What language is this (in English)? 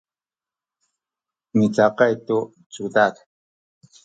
Sakizaya